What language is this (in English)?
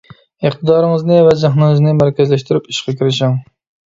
Uyghur